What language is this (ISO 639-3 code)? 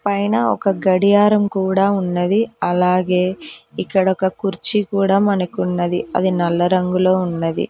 tel